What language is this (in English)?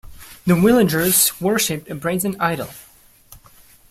English